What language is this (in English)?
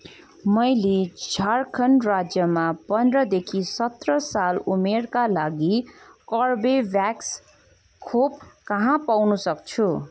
Nepali